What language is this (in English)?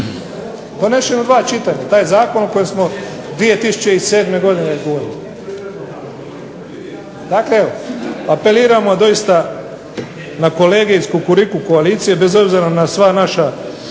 Croatian